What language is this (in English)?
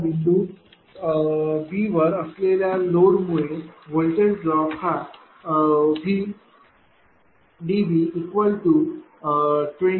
Marathi